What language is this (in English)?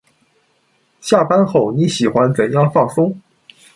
Chinese